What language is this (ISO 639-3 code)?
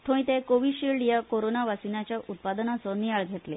kok